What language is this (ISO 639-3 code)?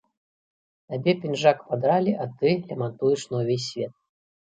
bel